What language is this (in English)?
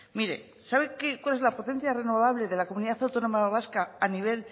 Spanish